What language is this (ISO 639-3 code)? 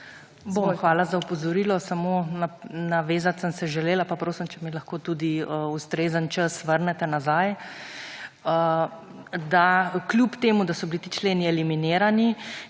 slv